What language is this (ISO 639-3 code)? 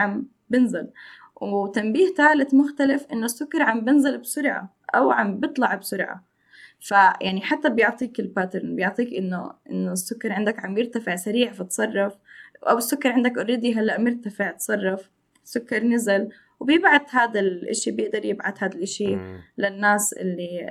ara